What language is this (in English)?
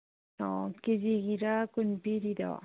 Manipuri